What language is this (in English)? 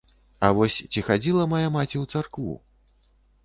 Belarusian